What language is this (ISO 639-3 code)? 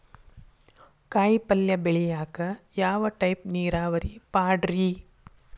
kan